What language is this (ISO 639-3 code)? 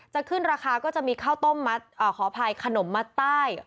tha